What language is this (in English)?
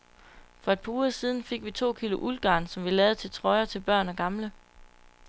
Danish